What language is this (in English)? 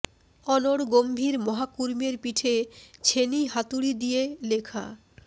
Bangla